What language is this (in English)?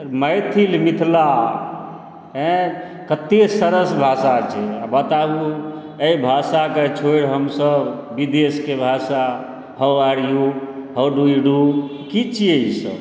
Maithili